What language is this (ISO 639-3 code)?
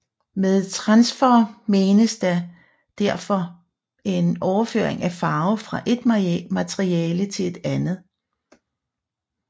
dan